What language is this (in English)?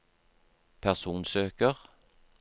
Norwegian